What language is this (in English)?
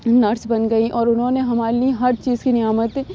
Urdu